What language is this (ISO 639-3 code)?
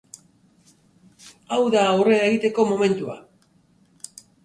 eus